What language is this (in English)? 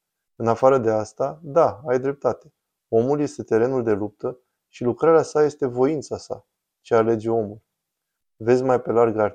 Romanian